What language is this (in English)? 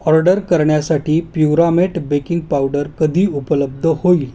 Marathi